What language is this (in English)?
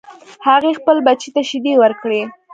Pashto